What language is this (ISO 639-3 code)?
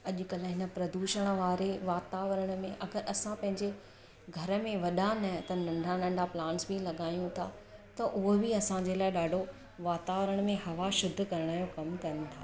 snd